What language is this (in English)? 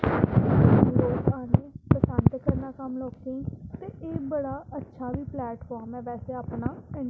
Dogri